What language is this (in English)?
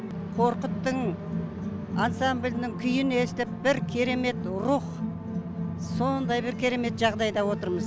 Kazakh